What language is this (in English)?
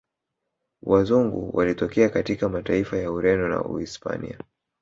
Swahili